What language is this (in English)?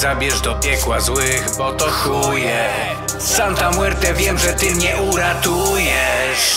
Polish